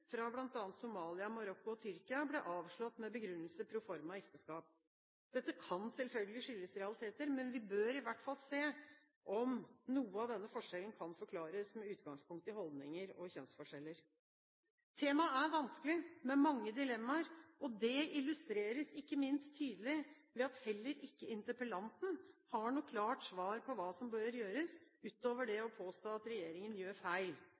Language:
Norwegian Bokmål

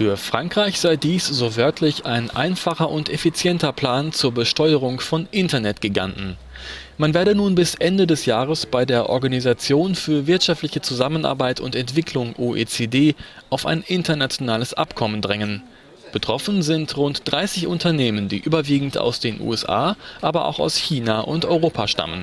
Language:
German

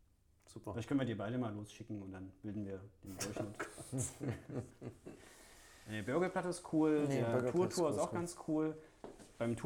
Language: German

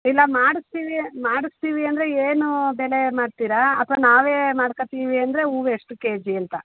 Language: Kannada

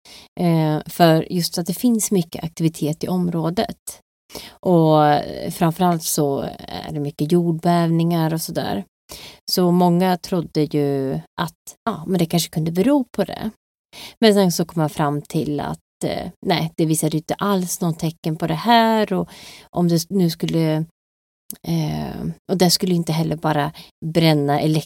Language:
Swedish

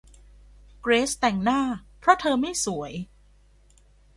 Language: Thai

